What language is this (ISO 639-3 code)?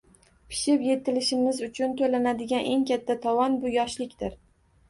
uzb